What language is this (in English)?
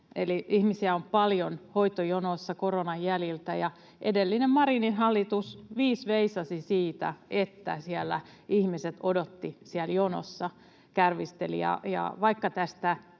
Finnish